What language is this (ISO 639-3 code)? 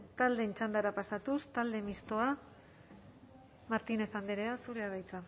eus